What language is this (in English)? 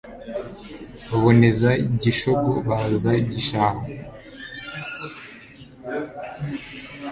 Kinyarwanda